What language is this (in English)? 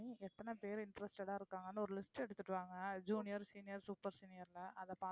Tamil